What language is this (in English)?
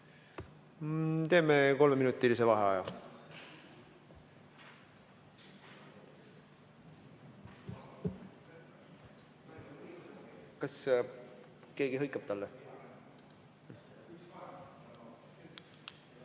Estonian